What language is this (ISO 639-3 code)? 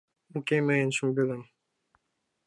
chm